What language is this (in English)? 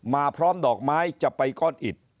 Thai